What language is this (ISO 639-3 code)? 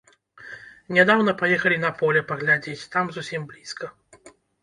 bel